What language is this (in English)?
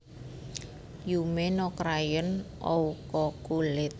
Javanese